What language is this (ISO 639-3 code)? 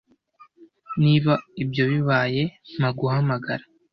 kin